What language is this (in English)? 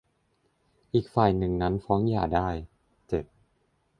Thai